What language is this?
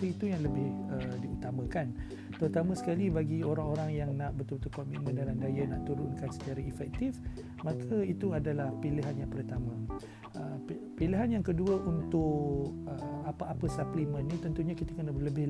Malay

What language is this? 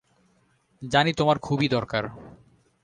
Bangla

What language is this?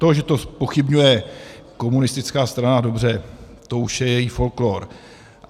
Czech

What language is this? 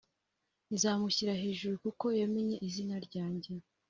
Kinyarwanda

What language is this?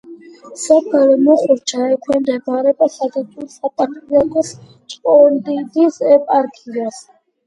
Georgian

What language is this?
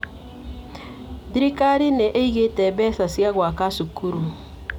Kikuyu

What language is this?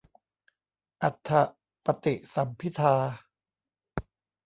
Thai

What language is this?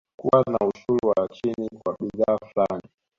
Swahili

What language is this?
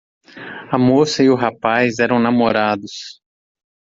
Portuguese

